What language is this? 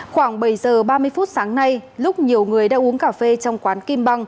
Vietnamese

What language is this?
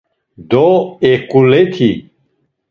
Laz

